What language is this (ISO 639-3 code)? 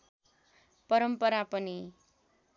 nep